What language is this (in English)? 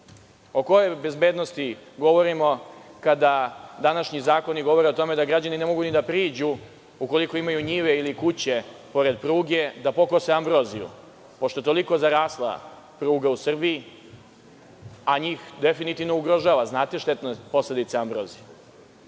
Serbian